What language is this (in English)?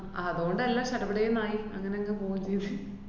Malayalam